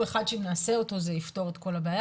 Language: Hebrew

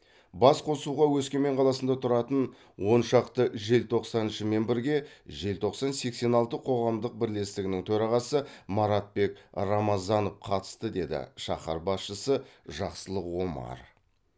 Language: Kazakh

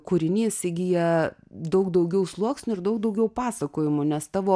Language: Lithuanian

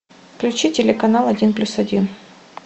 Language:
Russian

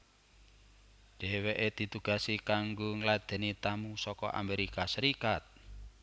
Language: Javanese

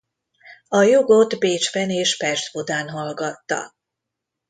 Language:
Hungarian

